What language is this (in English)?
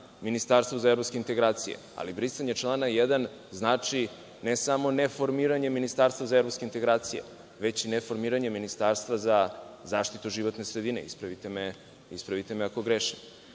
Serbian